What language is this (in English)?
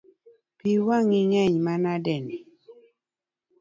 Luo (Kenya and Tanzania)